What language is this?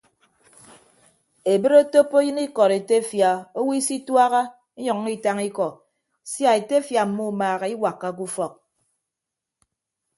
Ibibio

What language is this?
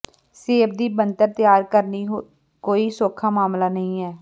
Punjabi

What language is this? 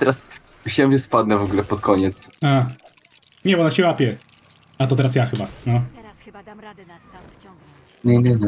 Polish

